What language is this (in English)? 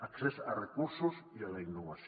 Catalan